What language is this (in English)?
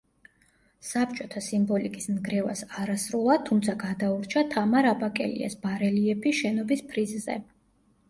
Georgian